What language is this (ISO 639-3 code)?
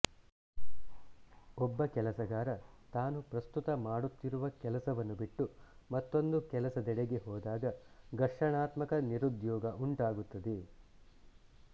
kan